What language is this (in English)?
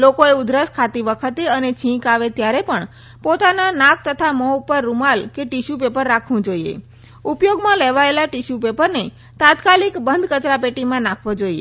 Gujarati